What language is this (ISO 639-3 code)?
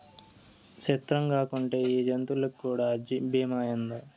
tel